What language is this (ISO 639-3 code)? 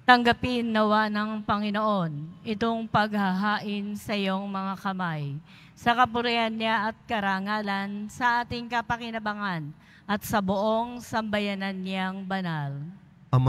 fil